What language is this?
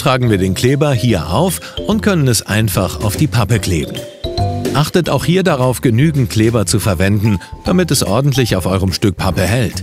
German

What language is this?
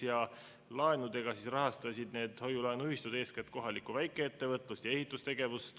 Estonian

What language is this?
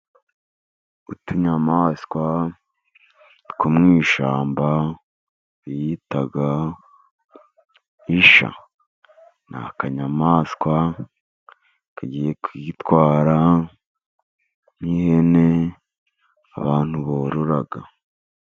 Kinyarwanda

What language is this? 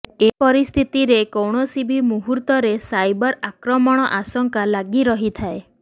Odia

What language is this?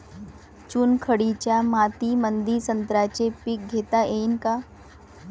Marathi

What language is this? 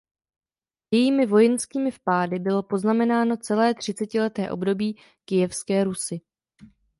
Czech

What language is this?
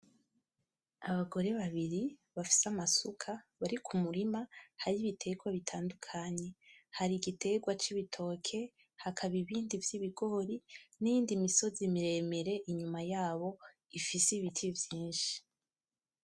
Rundi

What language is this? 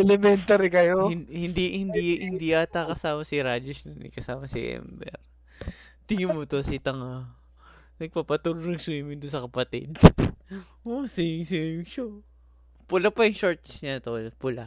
Filipino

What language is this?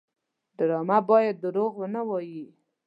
Pashto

